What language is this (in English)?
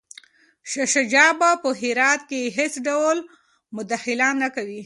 Pashto